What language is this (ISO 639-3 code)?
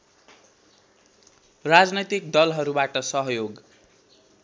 nep